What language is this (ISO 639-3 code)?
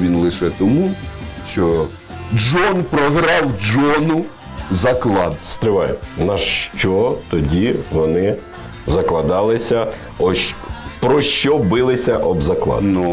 ukr